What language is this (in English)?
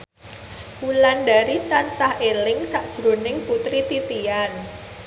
Javanese